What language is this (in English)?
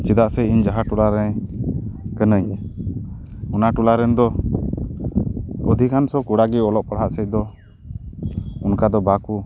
Santali